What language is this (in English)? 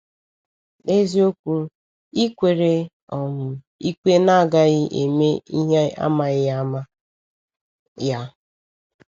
Igbo